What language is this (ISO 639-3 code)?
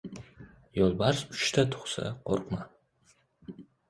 uzb